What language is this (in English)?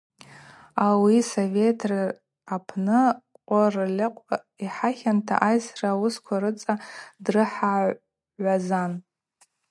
Abaza